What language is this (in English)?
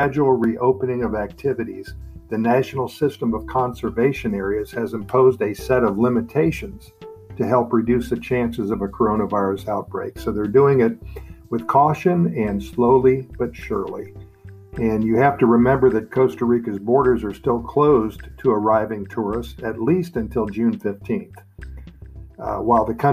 English